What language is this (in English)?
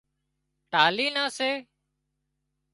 Wadiyara Koli